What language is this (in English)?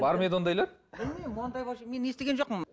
Kazakh